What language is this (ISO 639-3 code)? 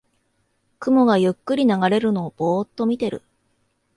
jpn